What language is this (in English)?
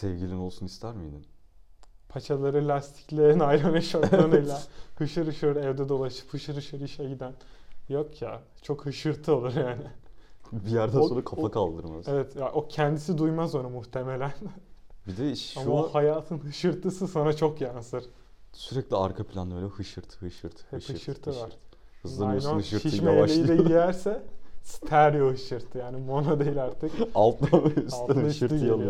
Turkish